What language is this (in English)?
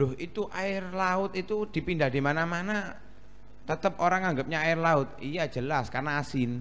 Indonesian